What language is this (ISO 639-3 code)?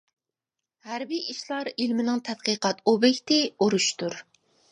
uig